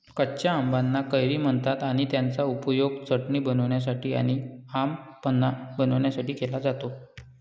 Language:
Marathi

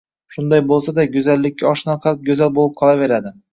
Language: Uzbek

